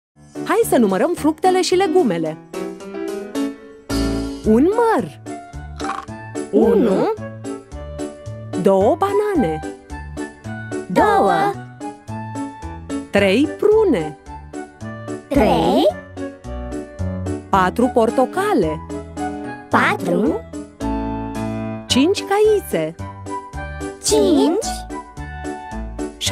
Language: Romanian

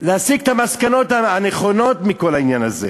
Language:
Hebrew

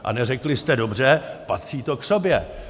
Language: Czech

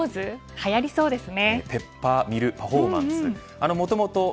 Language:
Japanese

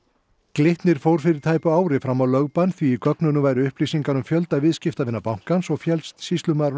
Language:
Icelandic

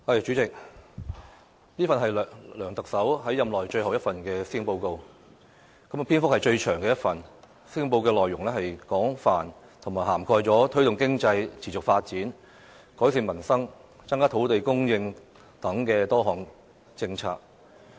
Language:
Cantonese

